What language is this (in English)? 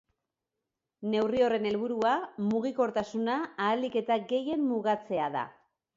Basque